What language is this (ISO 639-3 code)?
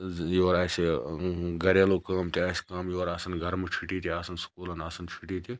kas